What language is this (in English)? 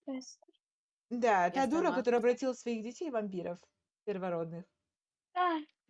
Russian